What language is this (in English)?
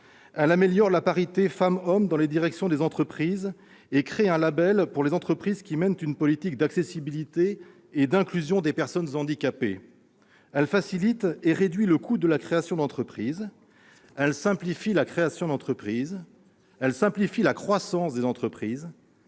French